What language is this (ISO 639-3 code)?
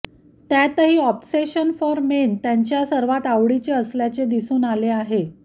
mar